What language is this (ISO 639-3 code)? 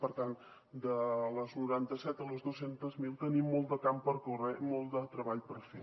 cat